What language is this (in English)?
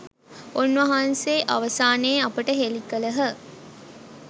Sinhala